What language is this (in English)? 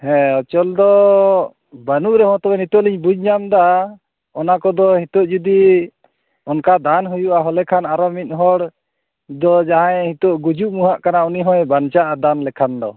Santali